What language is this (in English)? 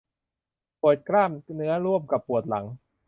Thai